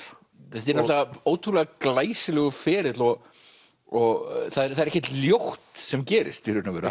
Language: Icelandic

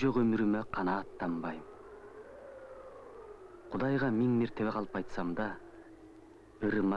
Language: English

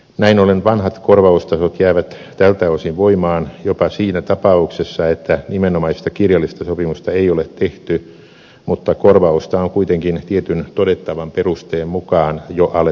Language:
Finnish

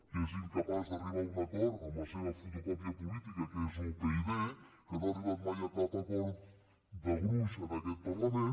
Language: Catalan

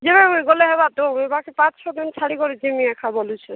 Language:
Odia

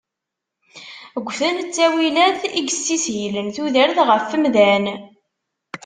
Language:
Kabyle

